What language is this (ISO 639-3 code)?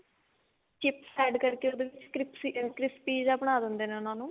pan